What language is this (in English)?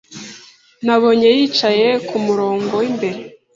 Kinyarwanda